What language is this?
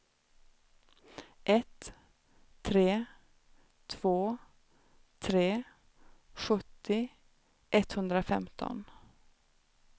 Swedish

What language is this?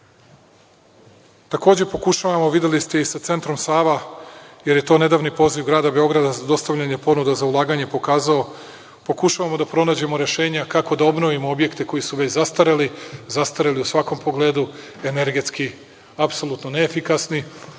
Serbian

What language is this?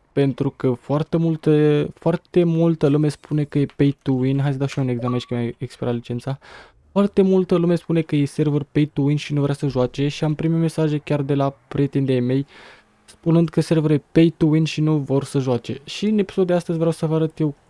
Romanian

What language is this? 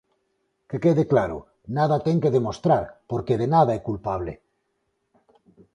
Galician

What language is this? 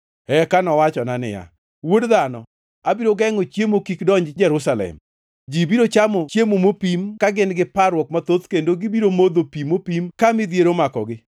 Luo (Kenya and Tanzania)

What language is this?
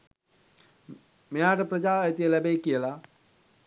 Sinhala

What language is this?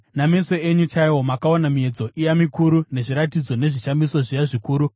Shona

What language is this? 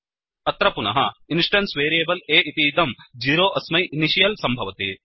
Sanskrit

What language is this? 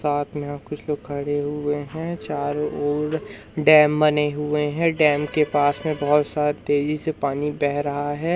Hindi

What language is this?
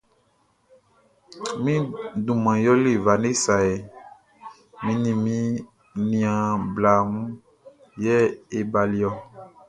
Baoulé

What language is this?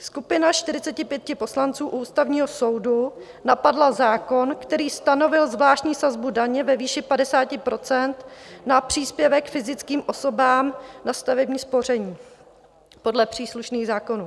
Czech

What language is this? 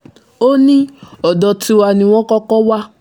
Yoruba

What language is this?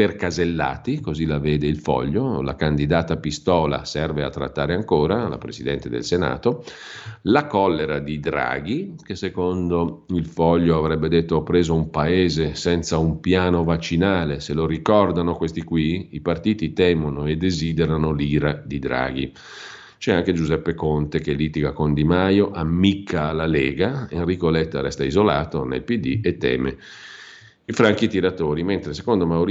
Italian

